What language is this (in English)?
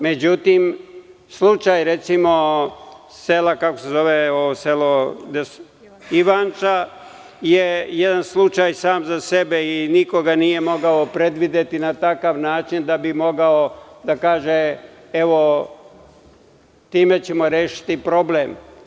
Serbian